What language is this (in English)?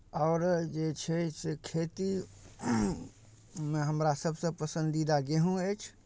Maithili